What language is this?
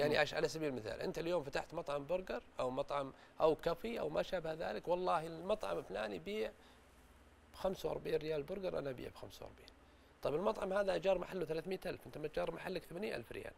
Arabic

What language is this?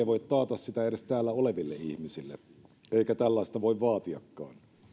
Finnish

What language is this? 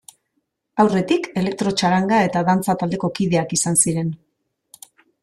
Basque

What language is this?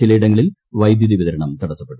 Malayalam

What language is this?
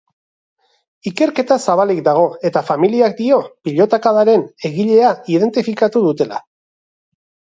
Basque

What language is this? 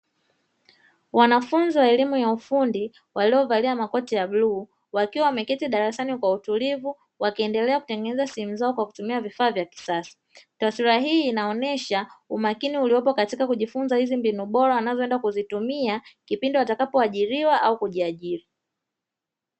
Swahili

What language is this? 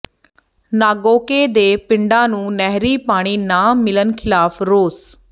Punjabi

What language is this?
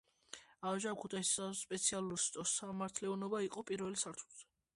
Georgian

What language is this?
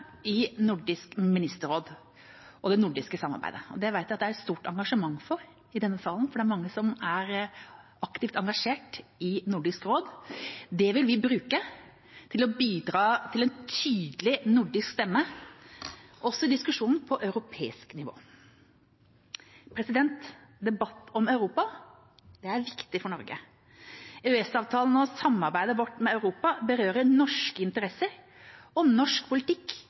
Norwegian Bokmål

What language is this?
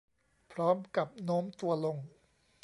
Thai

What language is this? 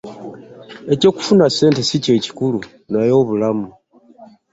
Ganda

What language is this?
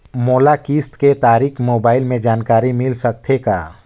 Chhattisgarhi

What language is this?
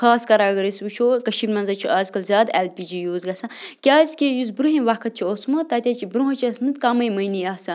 Kashmiri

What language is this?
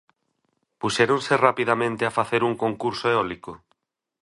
Galician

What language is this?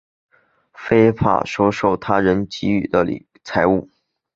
Chinese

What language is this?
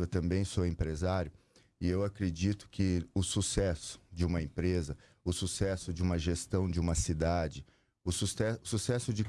Portuguese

